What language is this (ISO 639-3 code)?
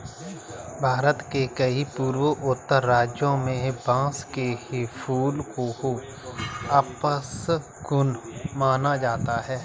hin